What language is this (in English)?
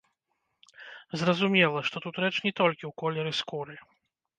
Belarusian